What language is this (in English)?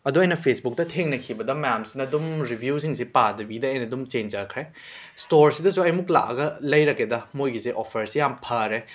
Manipuri